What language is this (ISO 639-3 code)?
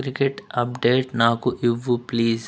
tel